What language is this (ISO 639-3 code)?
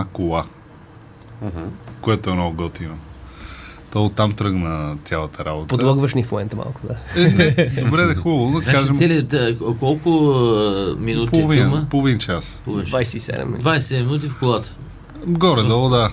bul